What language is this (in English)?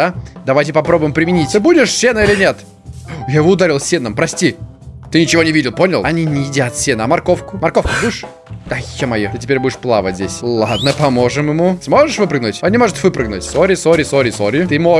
Russian